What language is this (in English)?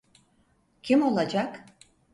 Turkish